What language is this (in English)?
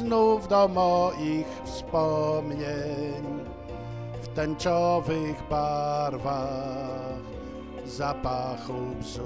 Polish